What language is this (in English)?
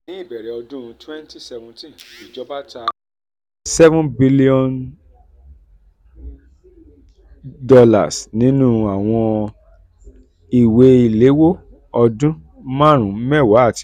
Yoruba